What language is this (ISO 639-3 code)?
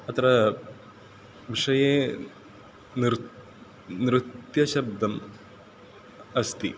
san